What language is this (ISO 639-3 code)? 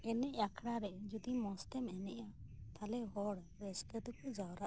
sat